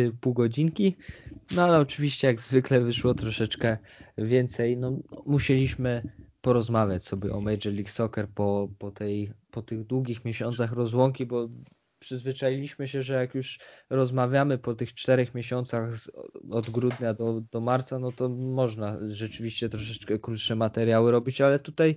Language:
Polish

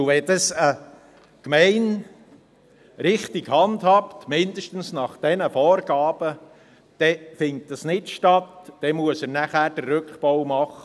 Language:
Swiss German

